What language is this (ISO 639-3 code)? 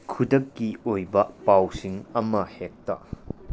mni